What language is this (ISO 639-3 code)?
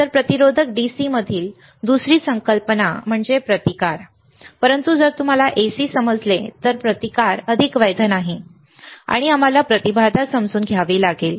mar